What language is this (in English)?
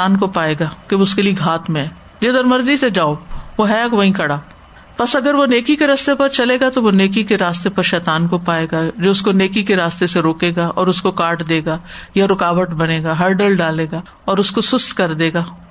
Urdu